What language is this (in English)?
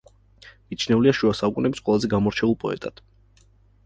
Georgian